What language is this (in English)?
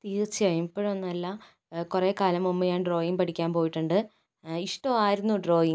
Malayalam